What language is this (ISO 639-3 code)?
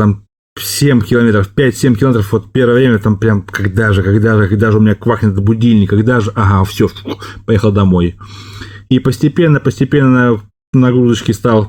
rus